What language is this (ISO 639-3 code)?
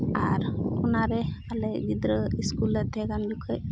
sat